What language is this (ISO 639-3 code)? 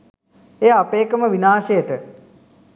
sin